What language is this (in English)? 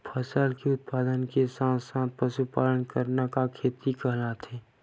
Chhattisgarhi